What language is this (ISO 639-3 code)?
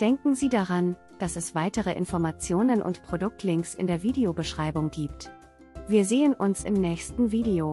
deu